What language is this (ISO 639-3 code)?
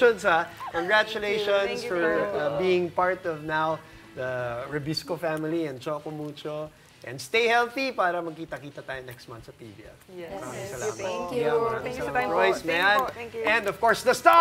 fil